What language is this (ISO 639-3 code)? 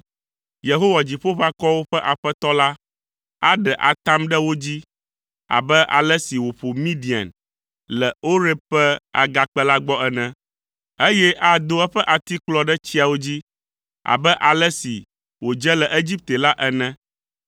ewe